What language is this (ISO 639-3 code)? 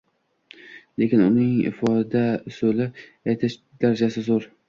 uzb